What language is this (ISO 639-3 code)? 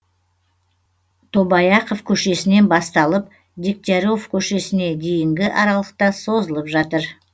kaz